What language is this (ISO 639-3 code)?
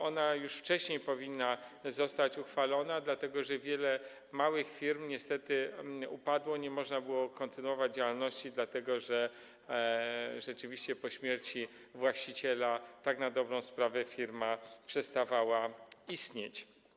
pol